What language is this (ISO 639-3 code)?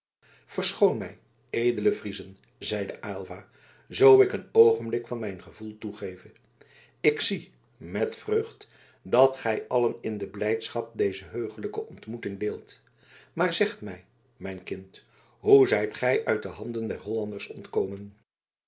nld